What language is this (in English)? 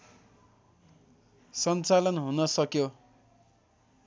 Nepali